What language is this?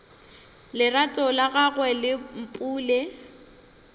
Northern Sotho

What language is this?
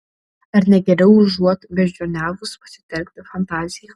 Lithuanian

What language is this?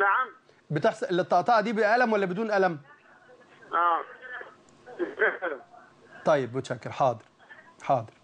Arabic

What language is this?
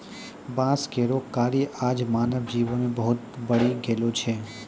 Maithili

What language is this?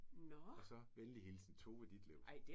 Danish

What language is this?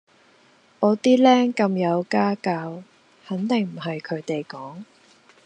Cantonese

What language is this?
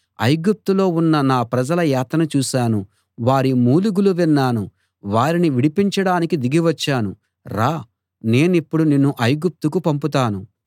Telugu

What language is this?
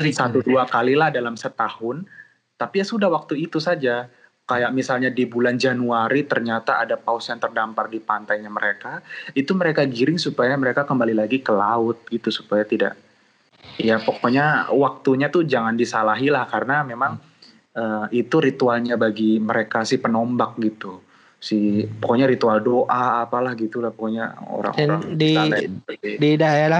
Indonesian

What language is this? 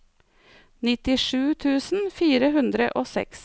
Norwegian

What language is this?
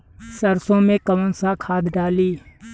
Bhojpuri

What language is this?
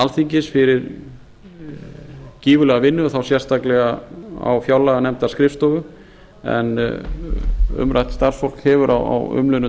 Icelandic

